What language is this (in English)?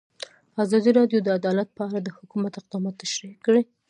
Pashto